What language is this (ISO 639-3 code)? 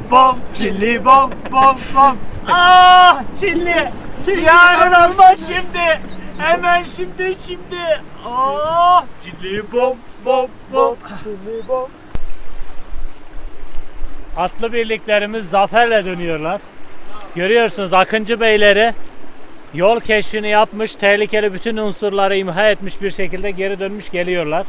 tur